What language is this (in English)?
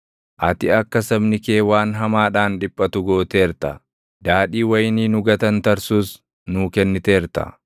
Oromo